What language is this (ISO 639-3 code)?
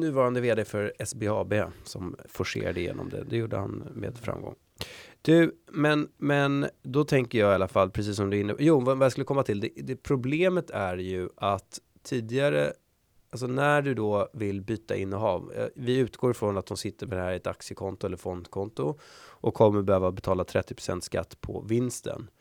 swe